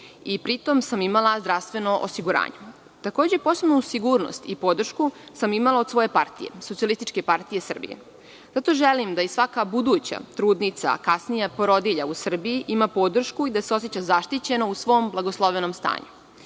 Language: Serbian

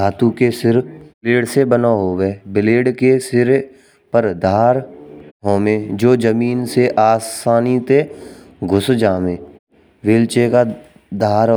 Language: Braj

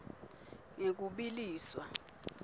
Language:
Swati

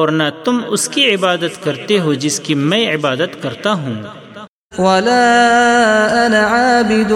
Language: Urdu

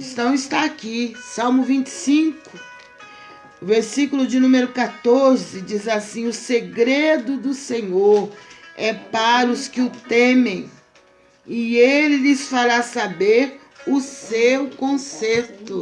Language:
Portuguese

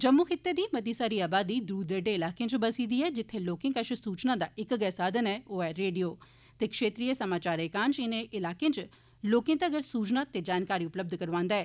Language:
Dogri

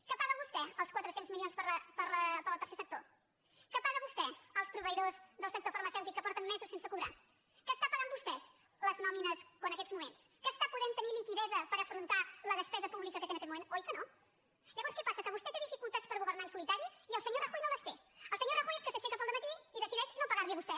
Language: Catalan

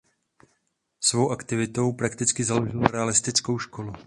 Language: Czech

